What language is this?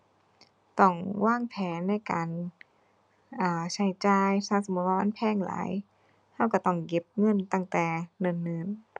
Thai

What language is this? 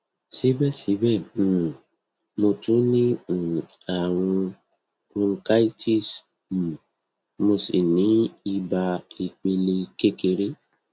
Yoruba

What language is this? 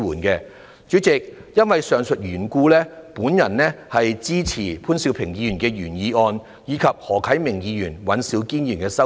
Cantonese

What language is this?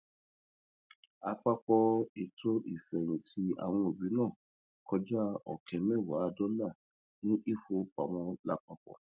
Yoruba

